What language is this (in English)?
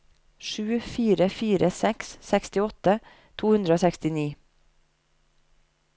Norwegian